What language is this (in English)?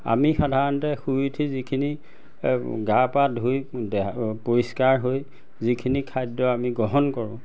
Assamese